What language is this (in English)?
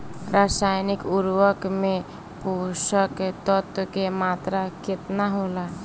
Bhojpuri